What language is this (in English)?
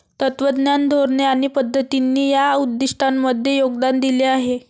Marathi